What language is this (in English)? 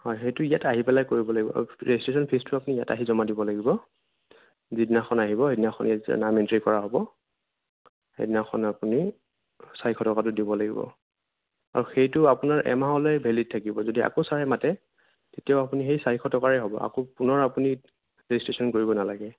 Assamese